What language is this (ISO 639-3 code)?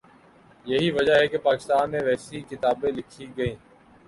urd